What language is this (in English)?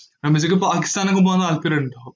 Malayalam